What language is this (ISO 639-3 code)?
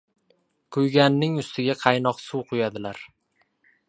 uzb